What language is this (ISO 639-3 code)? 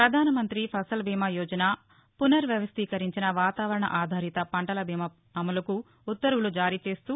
tel